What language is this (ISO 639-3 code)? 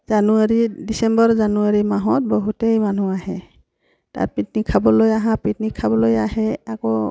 asm